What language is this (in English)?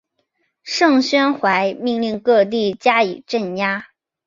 Chinese